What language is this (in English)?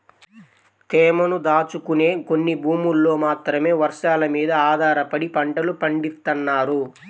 Telugu